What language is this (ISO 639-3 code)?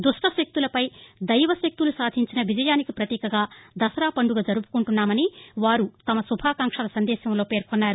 tel